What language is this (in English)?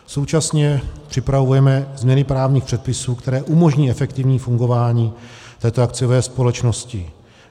Czech